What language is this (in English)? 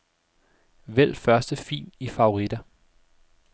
Danish